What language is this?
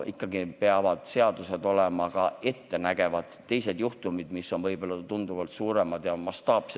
Estonian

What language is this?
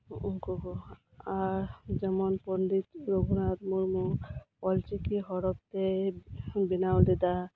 Santali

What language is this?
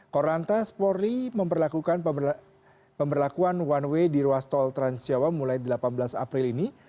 Indonesian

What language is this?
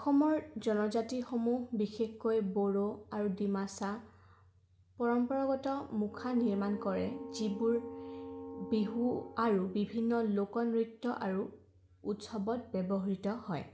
Assamese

